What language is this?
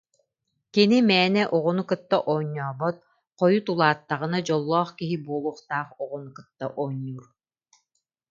Yakut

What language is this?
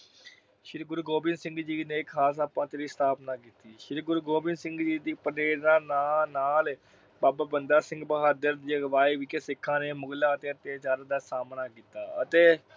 Punjabi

